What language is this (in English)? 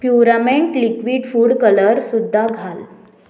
Konkani